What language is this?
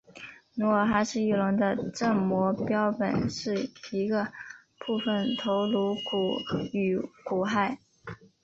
Chinese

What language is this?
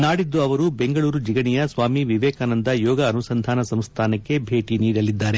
Kannada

